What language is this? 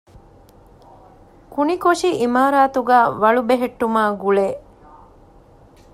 Divehi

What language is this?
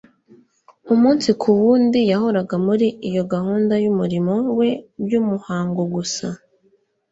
Kinyarwanda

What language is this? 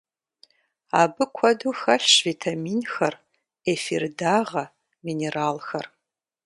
Kabardian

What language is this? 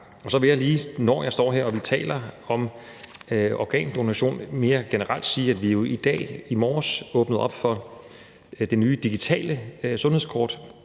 Danish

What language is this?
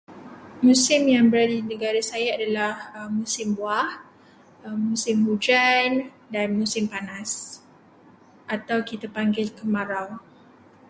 Malay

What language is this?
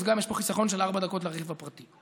Hebrew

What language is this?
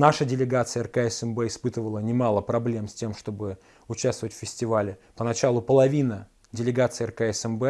Russian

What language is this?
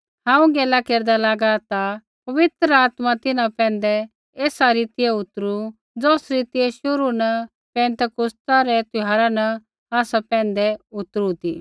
Kullu Pahari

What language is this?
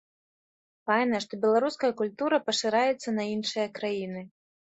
Belarusian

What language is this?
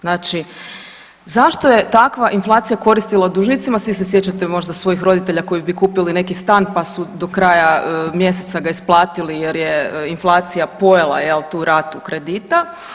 Croatian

